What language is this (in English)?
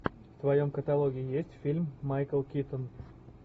Russian